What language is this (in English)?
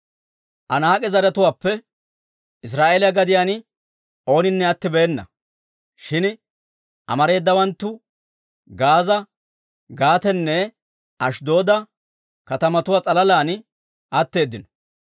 Dawro